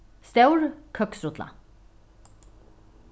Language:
Faroese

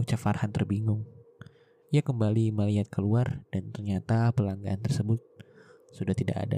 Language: Indonesian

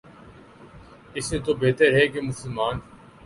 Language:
Urdu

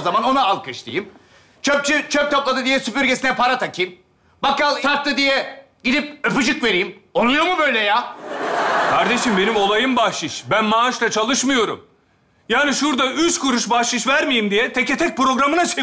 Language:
Turkish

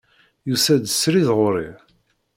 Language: Kabyle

